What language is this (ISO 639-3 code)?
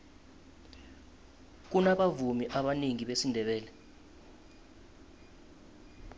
nbl